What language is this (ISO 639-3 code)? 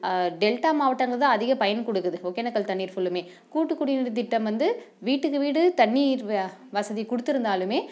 tam